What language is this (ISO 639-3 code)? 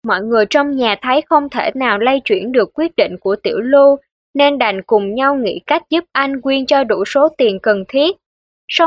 vie